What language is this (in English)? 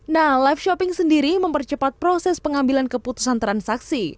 Indonesian